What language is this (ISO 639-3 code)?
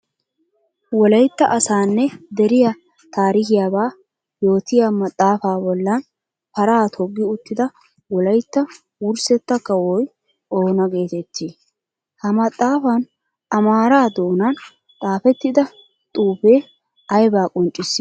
wal